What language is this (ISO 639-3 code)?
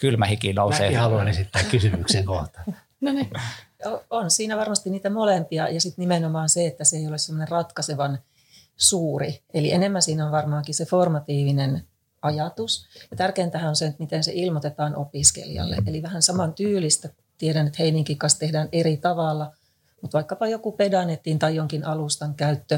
fin